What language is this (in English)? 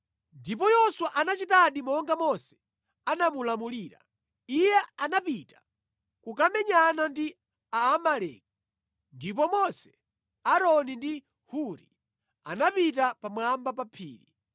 Nyanja